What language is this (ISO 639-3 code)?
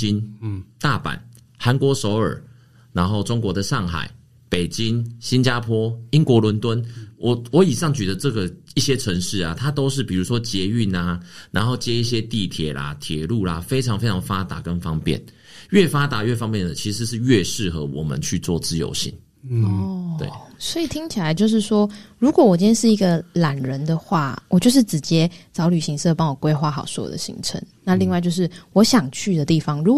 zho